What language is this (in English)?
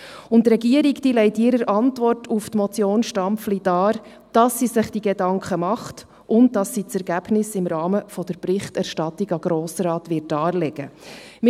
Swiss German